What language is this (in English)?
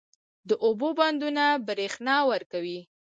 Pashto